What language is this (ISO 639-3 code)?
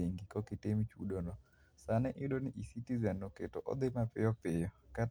luo